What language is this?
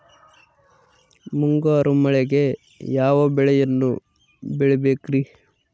Kannada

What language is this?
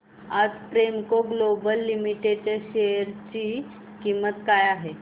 Marathi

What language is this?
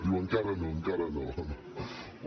Catalan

